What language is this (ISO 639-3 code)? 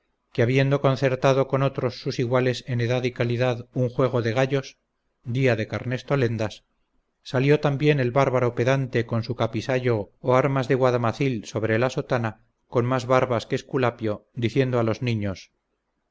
spa